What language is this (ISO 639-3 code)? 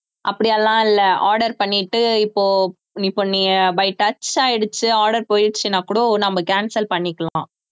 tam